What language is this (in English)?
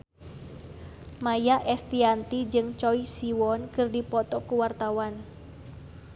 Sundanese